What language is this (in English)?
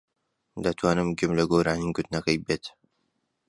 Central Kurdish